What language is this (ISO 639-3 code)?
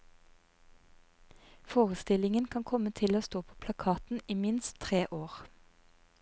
nor